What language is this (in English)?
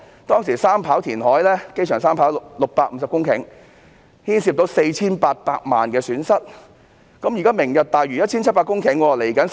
Cantonese